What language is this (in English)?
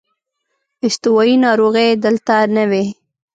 Pashto